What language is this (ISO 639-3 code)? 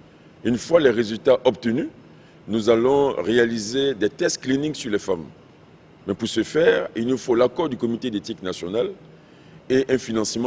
fra